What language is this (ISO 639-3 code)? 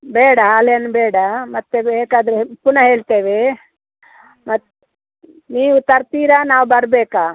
kan